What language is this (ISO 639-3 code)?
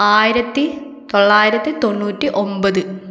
mal